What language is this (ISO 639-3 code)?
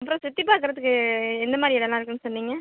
tam